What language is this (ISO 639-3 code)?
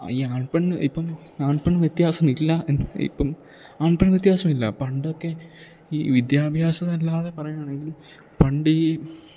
mal